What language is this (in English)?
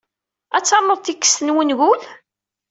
Kabyle